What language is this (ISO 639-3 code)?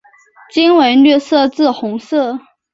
zho